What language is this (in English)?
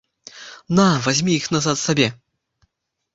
Belarusian